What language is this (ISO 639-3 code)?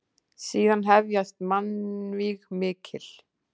isl